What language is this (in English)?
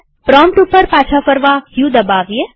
Gujarati